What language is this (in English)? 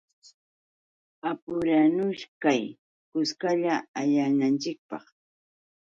Yauyos Quechua